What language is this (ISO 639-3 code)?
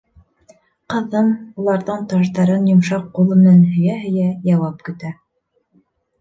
bak